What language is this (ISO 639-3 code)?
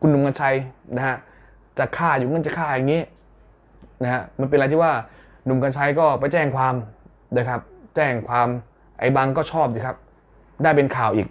tha